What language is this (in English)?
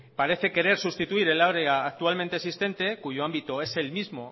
Spanish